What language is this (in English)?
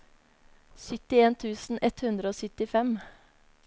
Norwegian